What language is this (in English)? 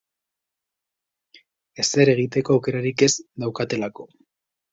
Basque